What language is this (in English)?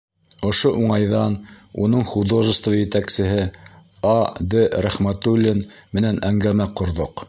Bashkir